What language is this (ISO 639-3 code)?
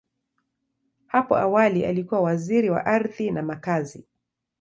swa